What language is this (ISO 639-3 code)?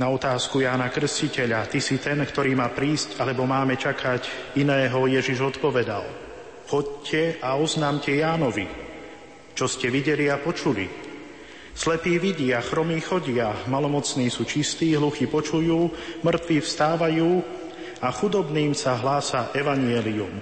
slk